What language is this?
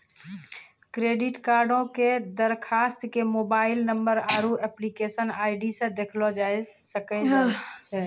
Maithili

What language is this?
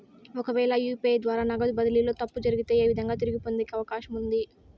Telugu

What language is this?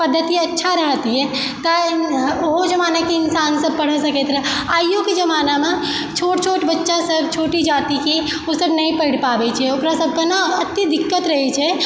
Maithili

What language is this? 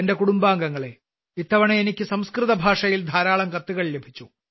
Malayalam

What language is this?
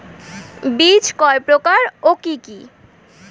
Bangla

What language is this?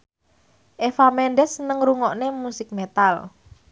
Javanese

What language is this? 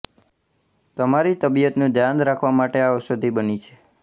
Gujarati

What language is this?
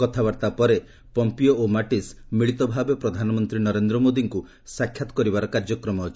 Odia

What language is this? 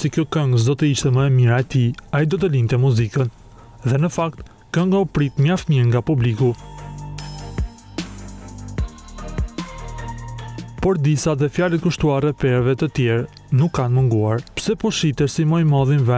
Romanian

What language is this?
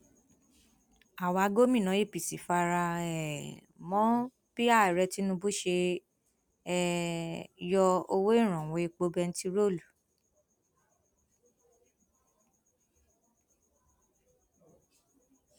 Yoruba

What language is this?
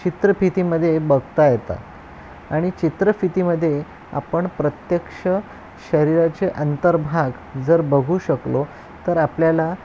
Marathi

